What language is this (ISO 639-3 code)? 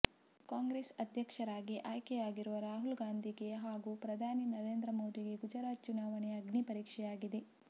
kan